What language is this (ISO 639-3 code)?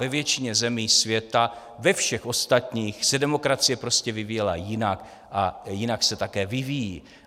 ces